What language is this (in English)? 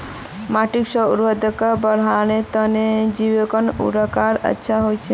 Magahi